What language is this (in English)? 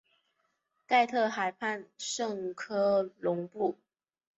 Chinese